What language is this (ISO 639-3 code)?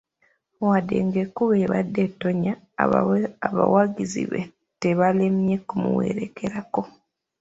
lug